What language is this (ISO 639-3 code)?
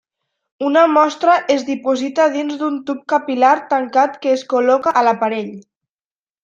cat